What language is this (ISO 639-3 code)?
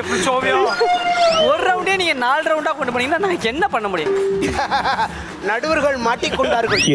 kor